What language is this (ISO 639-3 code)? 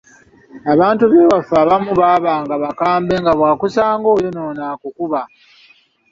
lug